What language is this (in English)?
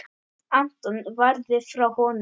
Icelandic